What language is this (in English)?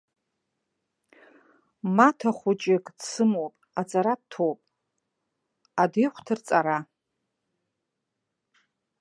Abkhazian